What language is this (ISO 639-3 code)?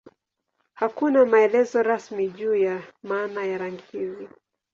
swa